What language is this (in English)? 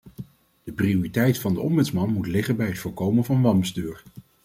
Dutch